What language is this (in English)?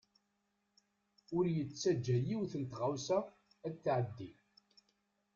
Kabyle